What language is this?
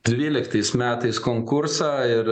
Lithuanian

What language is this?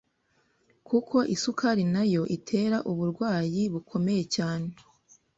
Kinyarwanda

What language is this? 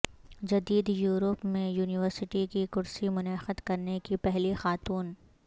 Urdu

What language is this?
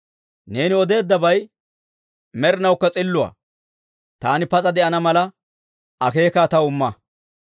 Dawro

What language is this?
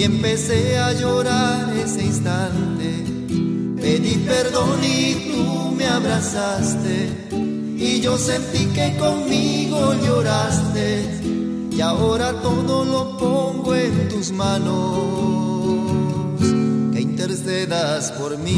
Spanish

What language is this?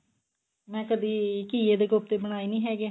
Punjabi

